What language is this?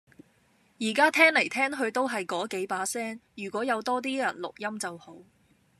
Cantonese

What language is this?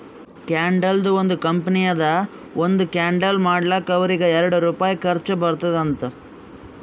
Kannada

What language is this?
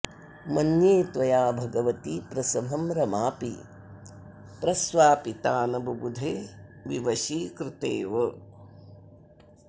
Sanskrit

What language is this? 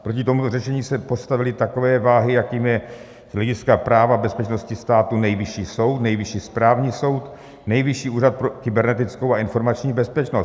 Czech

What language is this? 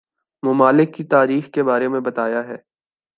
Urdu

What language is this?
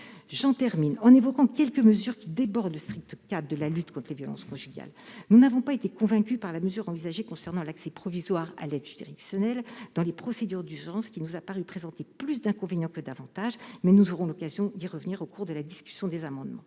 French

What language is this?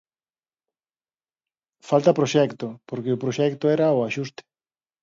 Galician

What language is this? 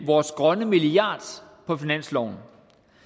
Danish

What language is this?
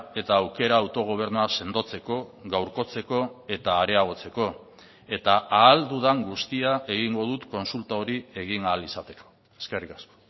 Basque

